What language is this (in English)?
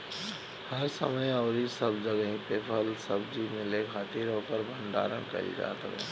Bhojpuri